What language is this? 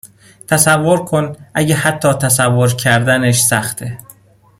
Persian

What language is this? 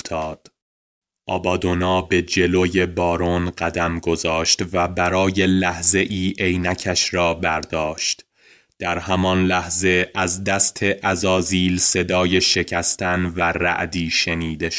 Persian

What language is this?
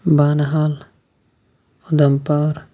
Kashmiri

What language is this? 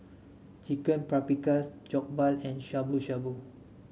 English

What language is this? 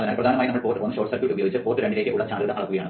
Malayalam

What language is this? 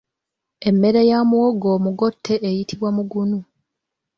Ganda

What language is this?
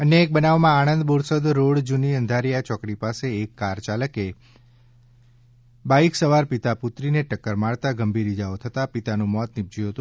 Gujarati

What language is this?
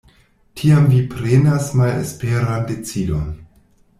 Esperanto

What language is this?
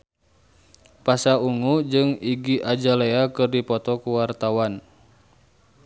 Sundanese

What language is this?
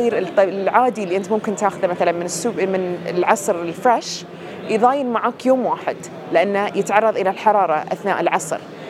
Arabic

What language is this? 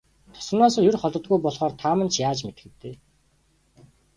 Mongolian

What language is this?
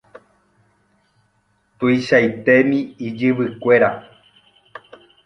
Guarani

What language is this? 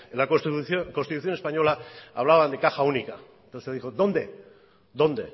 Spanish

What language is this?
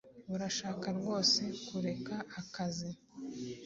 Kinyarwanda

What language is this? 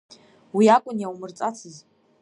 Abkhazian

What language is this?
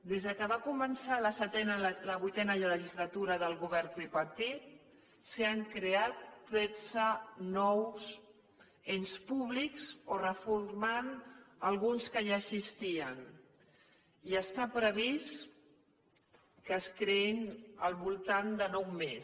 Catalan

